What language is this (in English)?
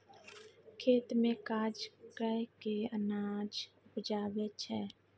Maithili